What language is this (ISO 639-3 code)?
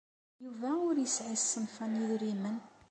kab